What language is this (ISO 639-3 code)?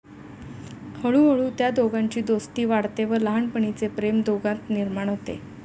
mar